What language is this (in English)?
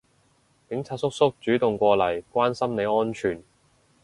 Cantonese